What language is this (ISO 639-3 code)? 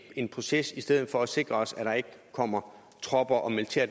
dan